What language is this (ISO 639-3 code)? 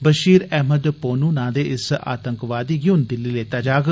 doi